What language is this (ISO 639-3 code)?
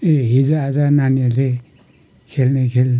nep